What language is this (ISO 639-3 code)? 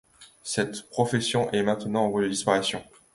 fra